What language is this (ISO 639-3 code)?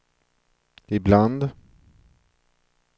swe